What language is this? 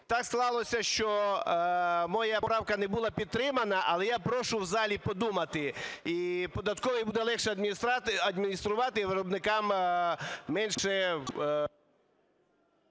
Ukrainian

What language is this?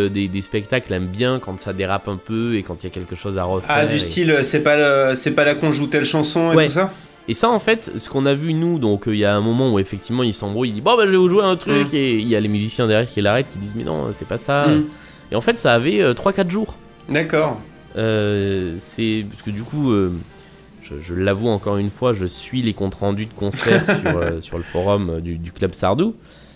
French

